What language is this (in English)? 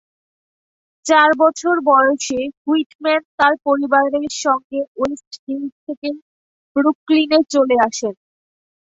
Bangla